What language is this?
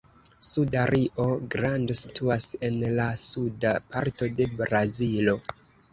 Esperanto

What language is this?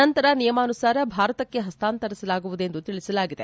Kannada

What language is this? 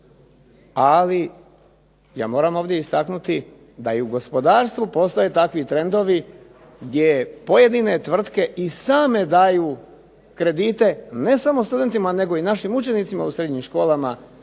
Croatian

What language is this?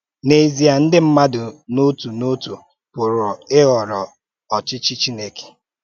Igbo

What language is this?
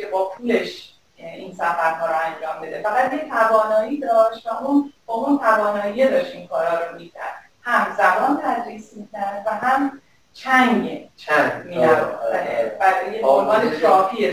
Persian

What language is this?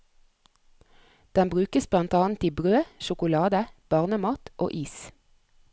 Norwegian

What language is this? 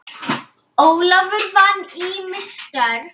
Icelandic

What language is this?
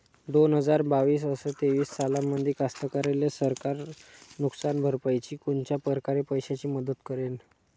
Marathi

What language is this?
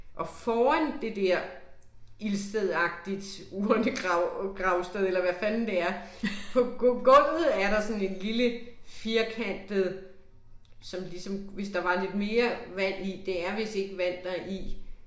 Danish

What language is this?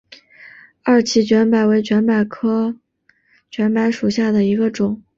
Chinese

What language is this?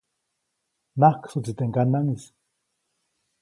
Copainalá Zoque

